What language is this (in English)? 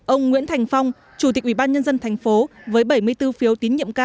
Vietnamese